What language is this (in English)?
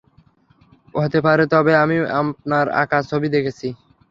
Bangla